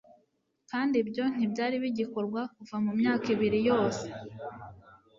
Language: Kinyarwanda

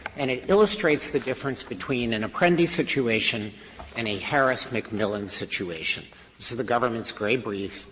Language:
English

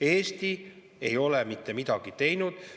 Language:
Estonian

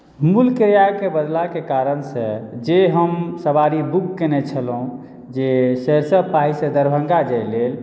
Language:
Maithili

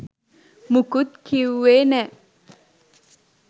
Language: Sinhala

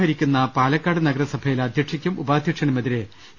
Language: Malayalam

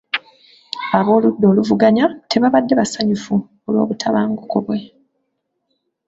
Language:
Ganda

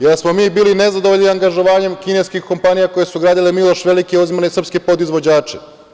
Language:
Serbian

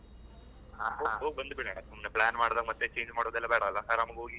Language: Kannada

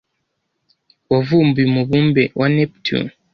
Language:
Kinyarwanda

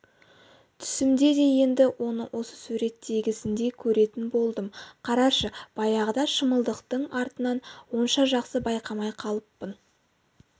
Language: Kazakh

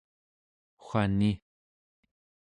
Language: Central Yupik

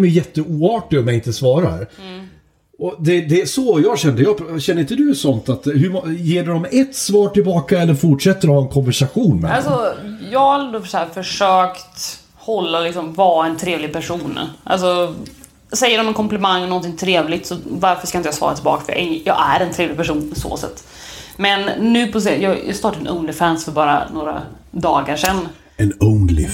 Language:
Swedish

